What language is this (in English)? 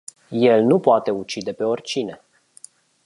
Romanian